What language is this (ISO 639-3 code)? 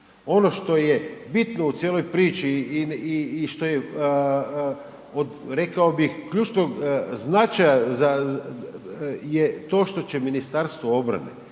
hrv